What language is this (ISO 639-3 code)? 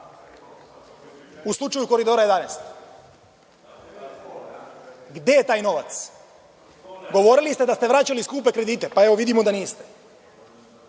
srp